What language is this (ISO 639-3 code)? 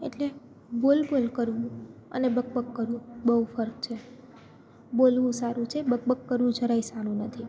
guj